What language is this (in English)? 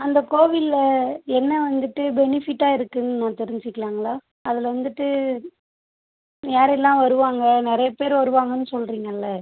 Tamil